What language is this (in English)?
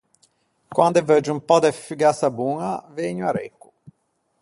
Ligurian